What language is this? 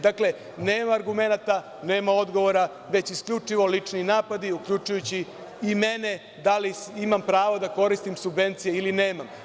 Serbian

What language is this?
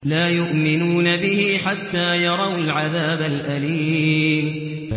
Arabic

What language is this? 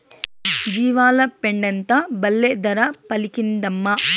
Telugu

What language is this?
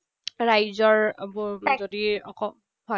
Assamese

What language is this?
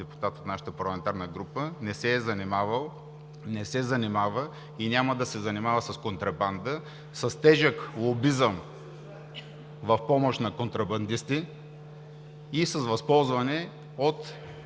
Bulgarian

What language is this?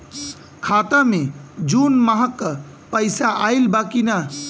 Bhojpuri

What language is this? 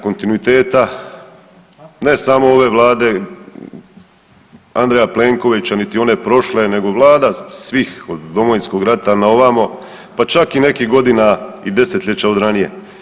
Croatian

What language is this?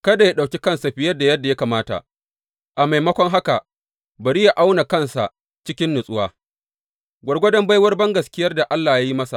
Hausa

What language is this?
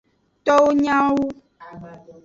Aja (Benin)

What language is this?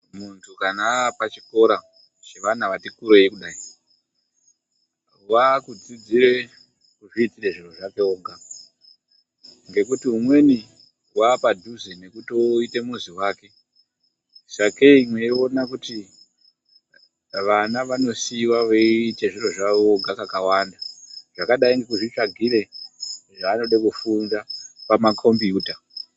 Ndau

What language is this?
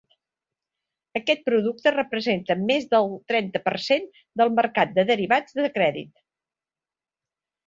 Catalan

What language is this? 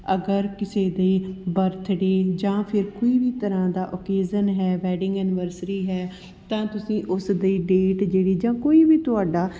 Punjabi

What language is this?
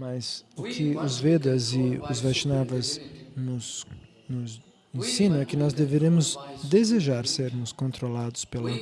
Portuguese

